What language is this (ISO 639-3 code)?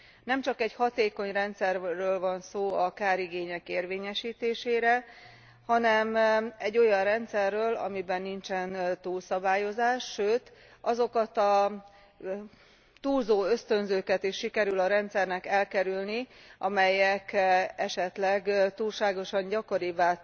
hun